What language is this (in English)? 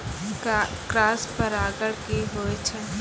Maithili